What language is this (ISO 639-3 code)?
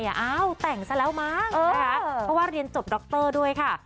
tha